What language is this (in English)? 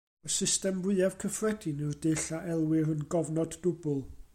Welsh